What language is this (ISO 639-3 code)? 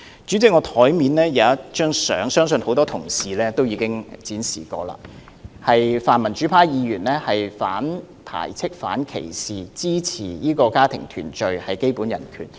yue